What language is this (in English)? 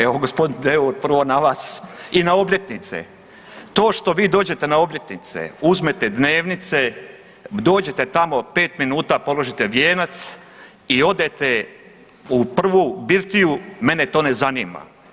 Croatian